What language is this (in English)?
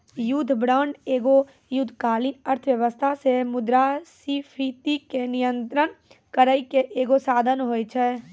Maithili